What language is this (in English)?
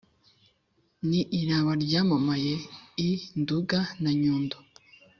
Kinyarwanda